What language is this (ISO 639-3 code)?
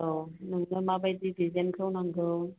brx